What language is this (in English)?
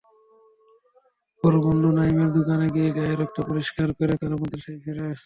Bangla